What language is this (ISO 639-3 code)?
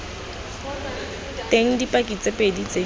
tsn